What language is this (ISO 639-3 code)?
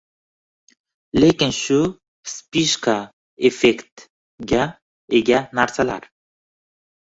uzb